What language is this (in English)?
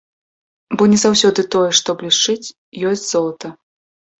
Belarusian